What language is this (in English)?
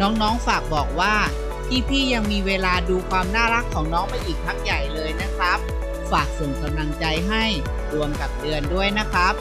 Thai